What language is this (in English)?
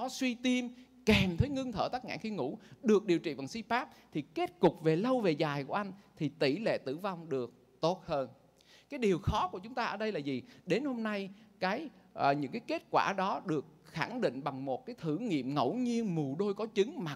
Vietnamese